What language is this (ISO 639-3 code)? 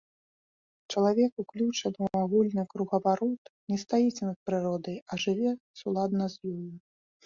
bel